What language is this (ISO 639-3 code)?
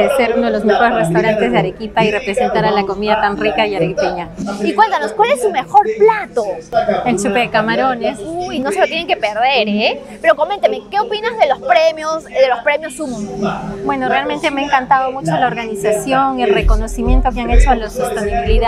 spa